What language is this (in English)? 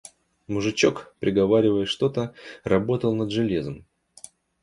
Russian